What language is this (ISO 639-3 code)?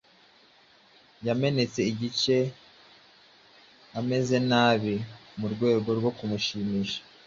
kin